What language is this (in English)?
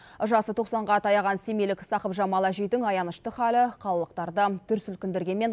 Kazakh